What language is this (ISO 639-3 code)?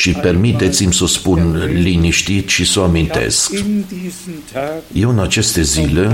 ron